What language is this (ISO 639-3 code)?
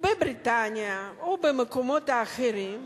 heb